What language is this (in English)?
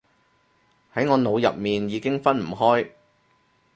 Cantonese